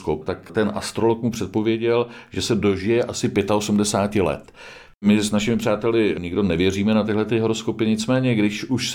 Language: Czech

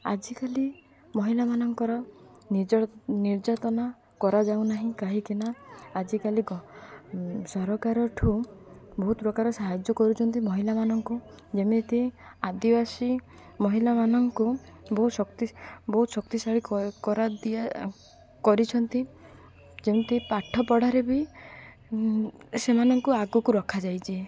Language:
Odia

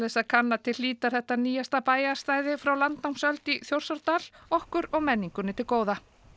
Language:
Icelandic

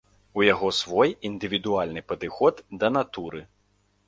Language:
Belarusian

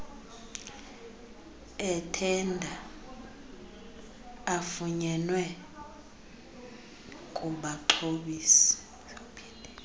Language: Xhosa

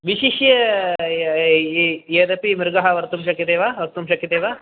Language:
Sanskrit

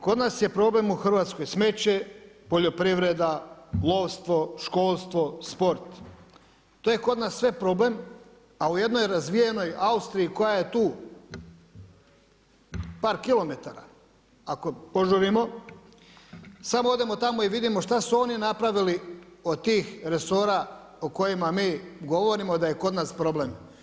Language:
Croatian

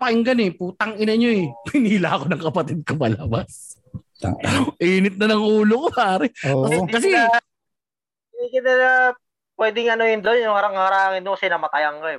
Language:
Filipino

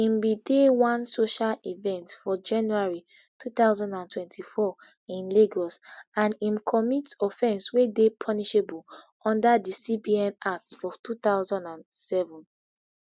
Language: Nigerian Pidgin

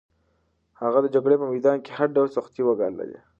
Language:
Pashto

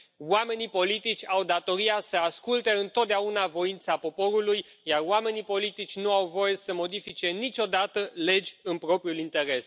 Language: Romanian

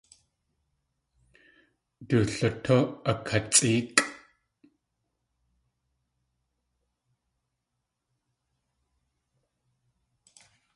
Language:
Tlingit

